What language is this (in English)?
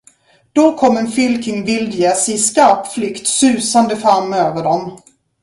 Swedish